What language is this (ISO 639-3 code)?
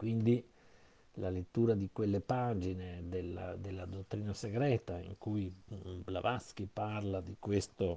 ita